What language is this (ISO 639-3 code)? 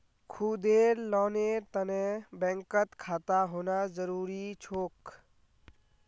mag